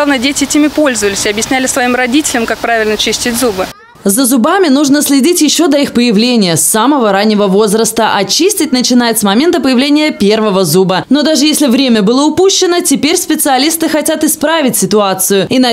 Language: Russian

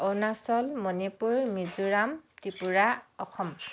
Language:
Assamese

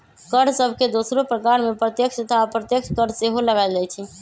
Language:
Magahi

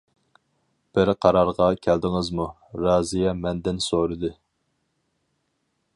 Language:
Uyghur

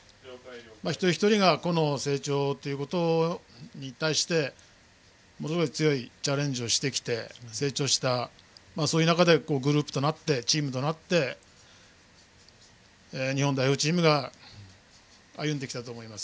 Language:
Japanese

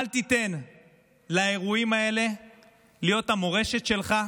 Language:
Hebrew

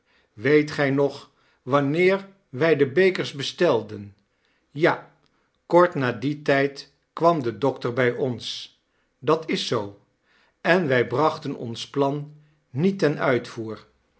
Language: Dutch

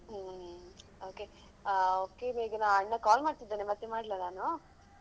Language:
Kannada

